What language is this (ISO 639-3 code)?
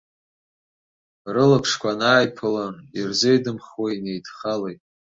abk